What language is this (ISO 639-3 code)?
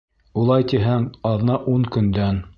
bak